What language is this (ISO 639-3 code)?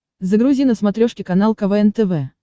rus